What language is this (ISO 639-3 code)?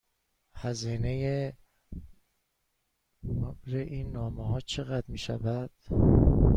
fas